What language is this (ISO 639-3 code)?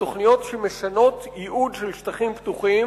heb